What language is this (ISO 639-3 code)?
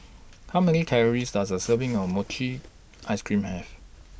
eng